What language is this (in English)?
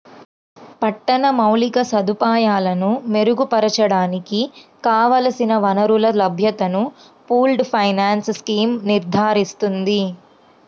Telugu